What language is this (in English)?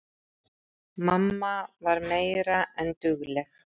Icelandic